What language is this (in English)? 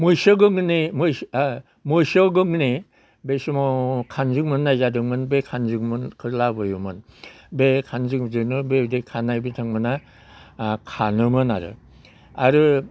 Bodo